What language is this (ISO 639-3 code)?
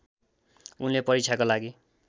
nep